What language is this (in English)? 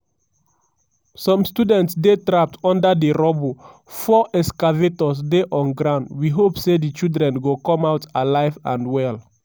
Nigerian Pidgin